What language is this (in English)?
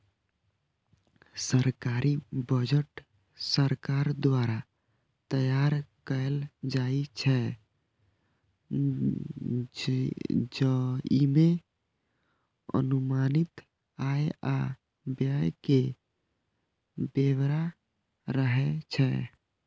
Maithili